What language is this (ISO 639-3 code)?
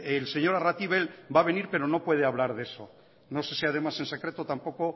spa